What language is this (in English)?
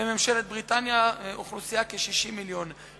Hebrew